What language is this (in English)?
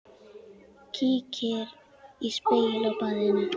Icelandic